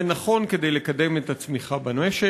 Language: Hebrew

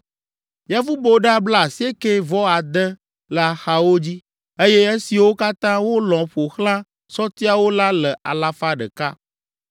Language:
Ewe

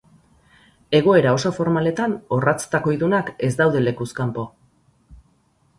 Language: Basque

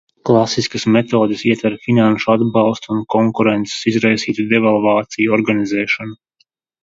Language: Latvian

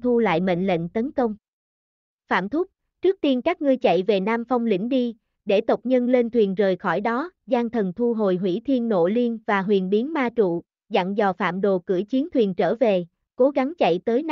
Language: Vietnamese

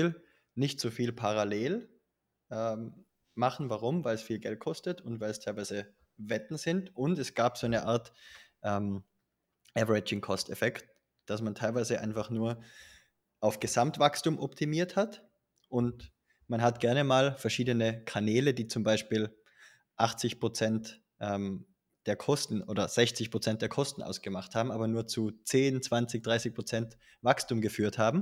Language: German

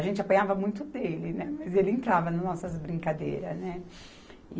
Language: Portuguese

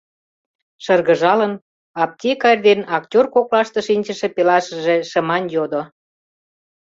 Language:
Mari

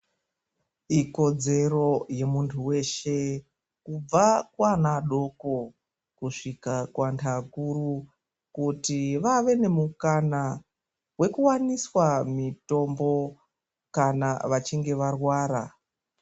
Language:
Ndau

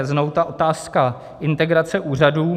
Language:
Czech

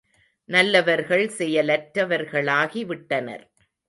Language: Tamil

